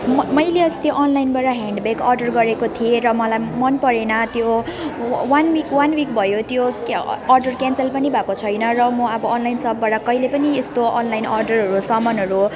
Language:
Nepali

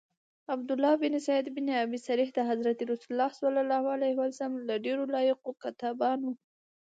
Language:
Pashto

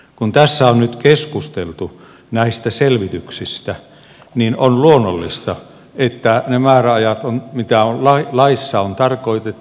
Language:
Finnish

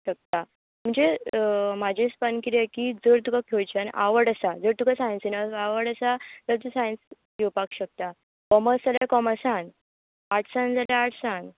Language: Konkani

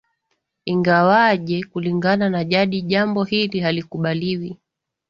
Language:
Swahili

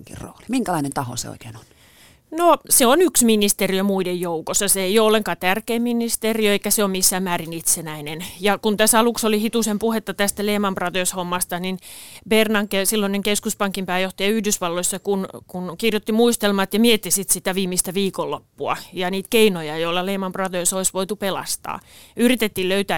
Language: Finnish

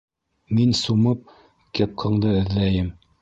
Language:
Bashkir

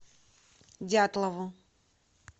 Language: Russian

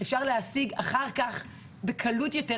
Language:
Hebrew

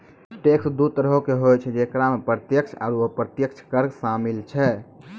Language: Maithili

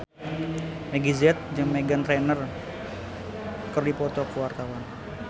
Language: Sundanese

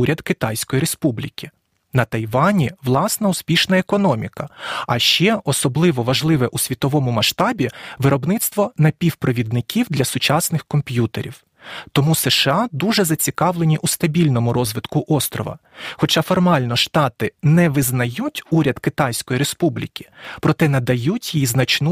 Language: Ukrainian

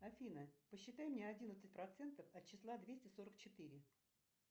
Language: Russian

